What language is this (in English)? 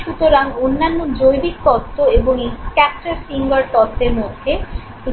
Bangla